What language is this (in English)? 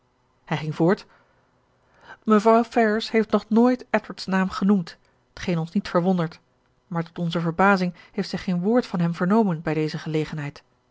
Dutch